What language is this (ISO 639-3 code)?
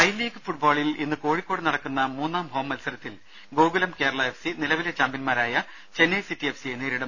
mal